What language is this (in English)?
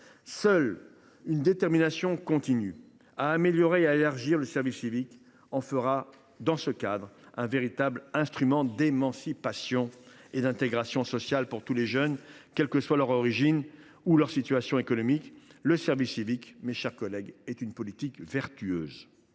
French